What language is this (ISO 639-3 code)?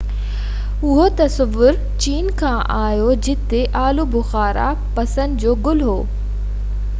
snd